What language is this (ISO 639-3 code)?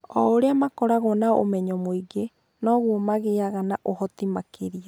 kik